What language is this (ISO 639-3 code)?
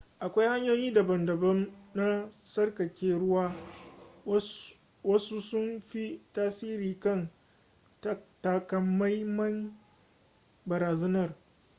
hau